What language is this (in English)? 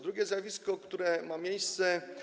Polish